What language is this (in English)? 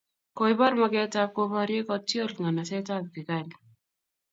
Kalenjin